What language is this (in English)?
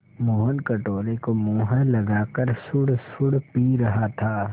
Hindi